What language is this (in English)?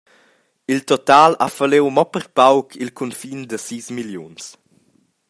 Romansh